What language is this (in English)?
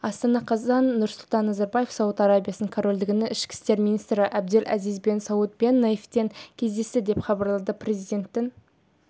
Kazakh